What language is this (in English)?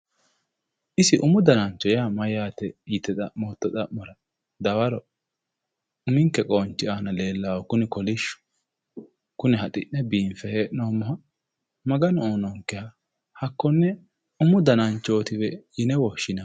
Sidamo